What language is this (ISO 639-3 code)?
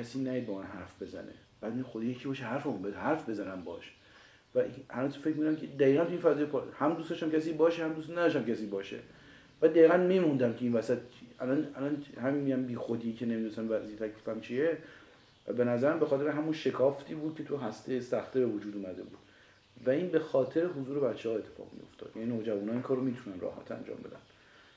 fas